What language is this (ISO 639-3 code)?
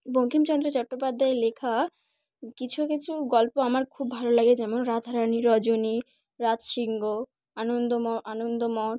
ben